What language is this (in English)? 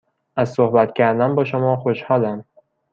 Persian